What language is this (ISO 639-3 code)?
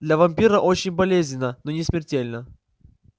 rus